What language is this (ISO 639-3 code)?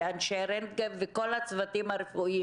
heb